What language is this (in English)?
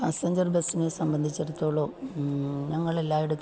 Malayalam